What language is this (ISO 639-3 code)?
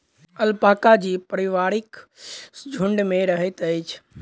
mai